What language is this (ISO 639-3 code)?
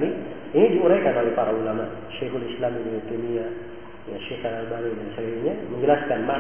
fil